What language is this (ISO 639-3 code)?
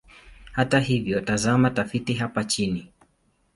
swa